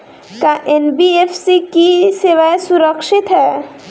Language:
Bhojpuri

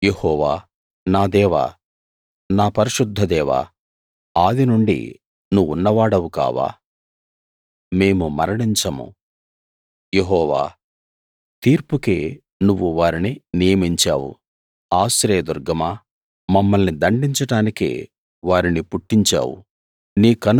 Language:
Telugu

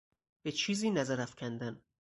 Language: Persian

